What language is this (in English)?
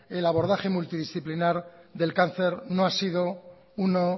Spanish